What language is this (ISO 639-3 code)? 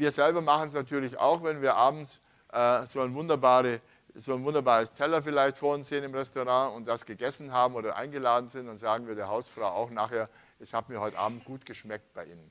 deu